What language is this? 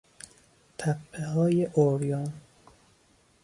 Persian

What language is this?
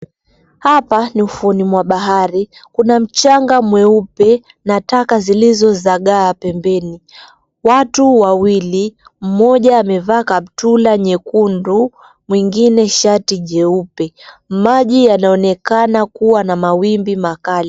Swahili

